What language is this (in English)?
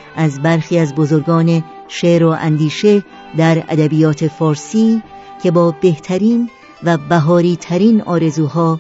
Persian